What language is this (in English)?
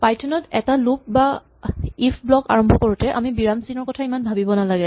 Assamese